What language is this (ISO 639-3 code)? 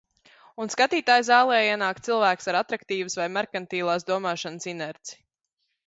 lav